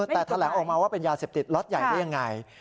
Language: Thai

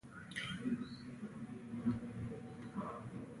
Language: Pashto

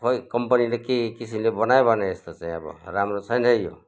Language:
Nepali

